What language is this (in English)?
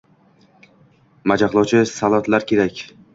Uzbek